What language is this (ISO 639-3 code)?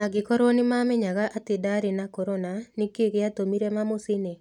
kik